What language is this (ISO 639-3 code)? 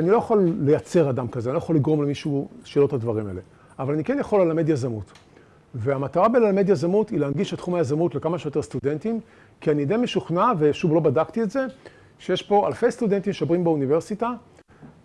heb